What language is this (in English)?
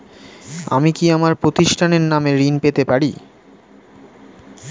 Bangla